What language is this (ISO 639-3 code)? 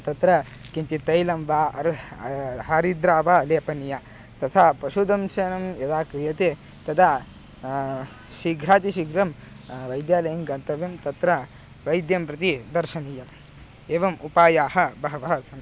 san